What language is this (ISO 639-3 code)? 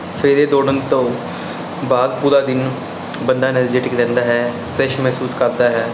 pan